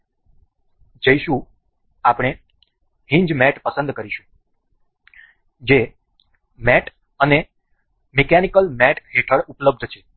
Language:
Gujarati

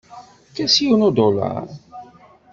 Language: Kabyle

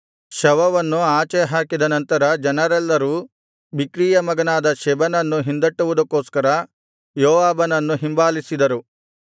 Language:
Kannada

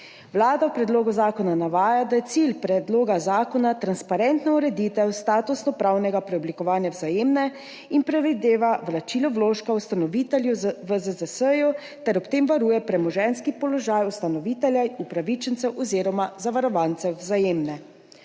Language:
Slovenian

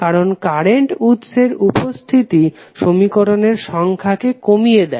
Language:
Bangla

